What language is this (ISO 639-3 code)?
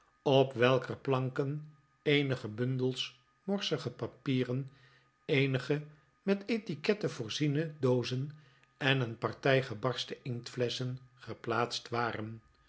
nld